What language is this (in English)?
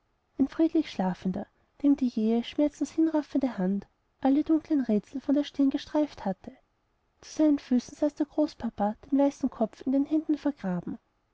German